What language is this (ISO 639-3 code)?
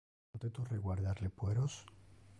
ina